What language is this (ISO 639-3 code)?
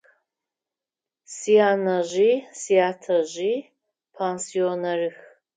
ady